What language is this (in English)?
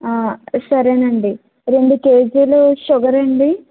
Telugu